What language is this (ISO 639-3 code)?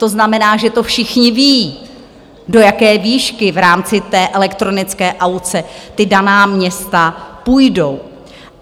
ces